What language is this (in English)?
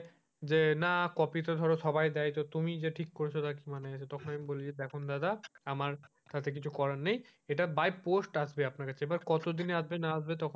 Bangla